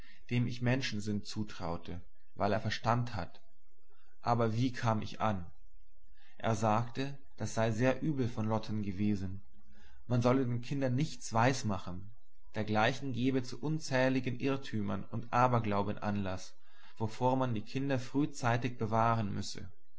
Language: German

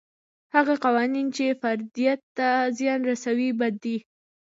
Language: Pashto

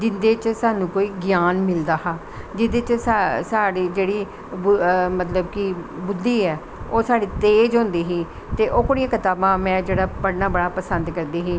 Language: Dogri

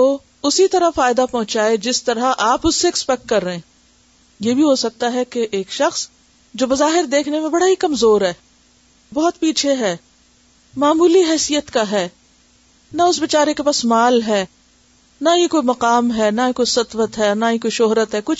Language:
Urdu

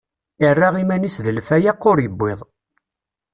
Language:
Kabyle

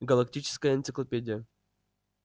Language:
Russian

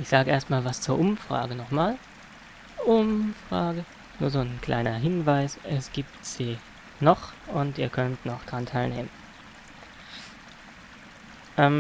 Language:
German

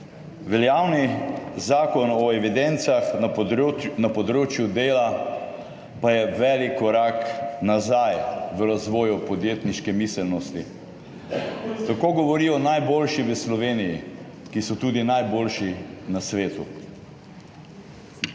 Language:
Slovenian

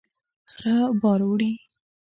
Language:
Pashto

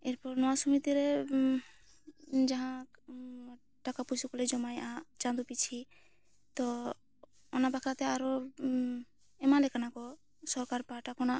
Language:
Santali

